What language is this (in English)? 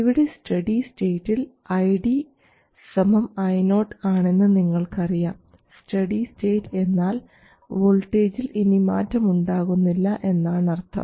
Malayalam